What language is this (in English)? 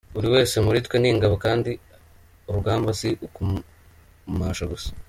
Kinyarwanda